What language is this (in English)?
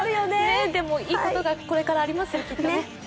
Japanese